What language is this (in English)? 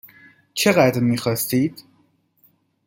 Persian